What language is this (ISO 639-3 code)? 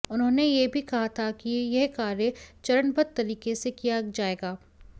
hin